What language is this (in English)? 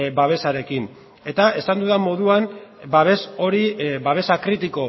Basque